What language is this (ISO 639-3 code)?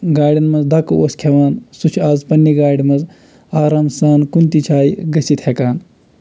kas